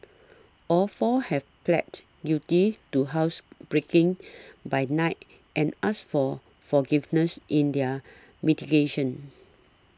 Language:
English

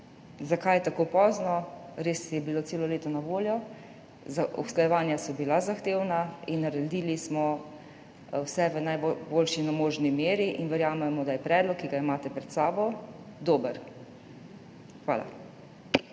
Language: Slovenian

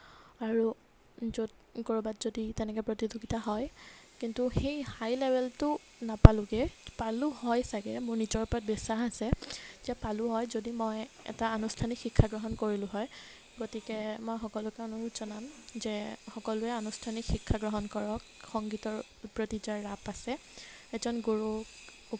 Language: Assamese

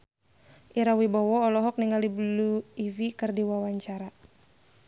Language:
Sundanese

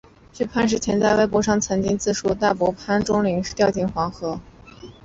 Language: Chinese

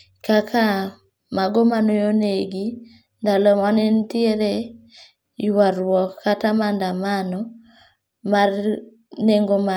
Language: Luo (Kenya and Tanzania)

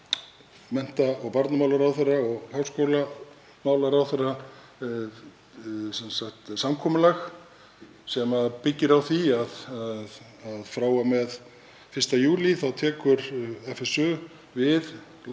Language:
Icelandic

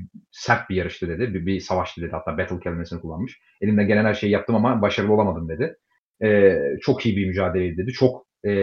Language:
Turkish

